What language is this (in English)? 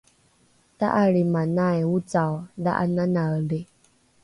Rukai